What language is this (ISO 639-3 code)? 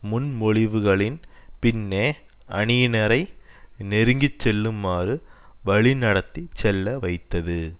tam